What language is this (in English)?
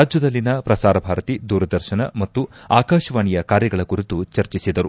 Kannada